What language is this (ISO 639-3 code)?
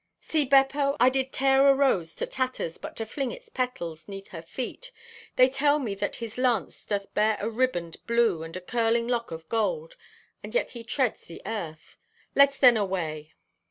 eng